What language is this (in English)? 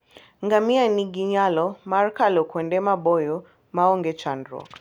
Luo (Kenya and Tanzania)